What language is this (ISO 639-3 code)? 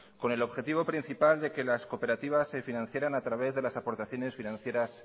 spa